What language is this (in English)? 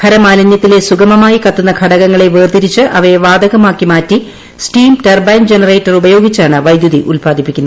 Malayalam